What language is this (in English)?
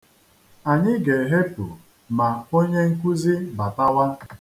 Igbo